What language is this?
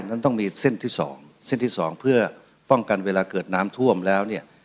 Thai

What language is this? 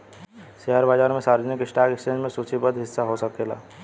Bhojpuri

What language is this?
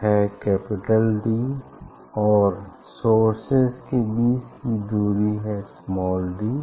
Hindi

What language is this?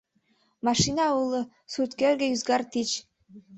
Mari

